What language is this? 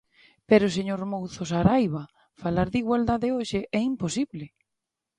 Galician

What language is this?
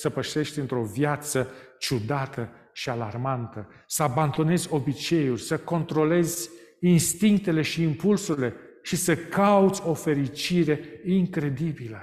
Romanian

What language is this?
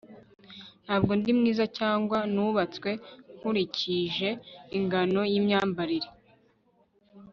Kinyarwanda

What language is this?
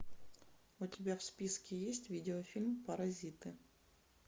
Russian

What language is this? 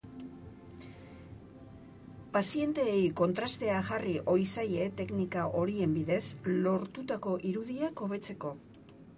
Basque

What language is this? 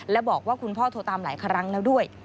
Thai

